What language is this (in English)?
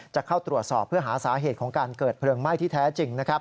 Thai